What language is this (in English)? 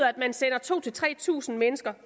Danish